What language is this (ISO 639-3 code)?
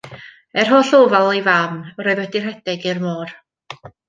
cym